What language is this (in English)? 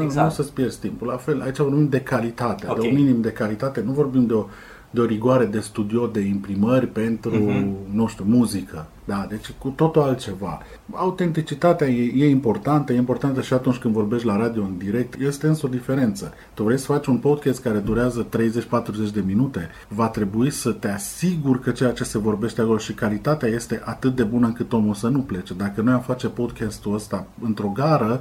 Romanian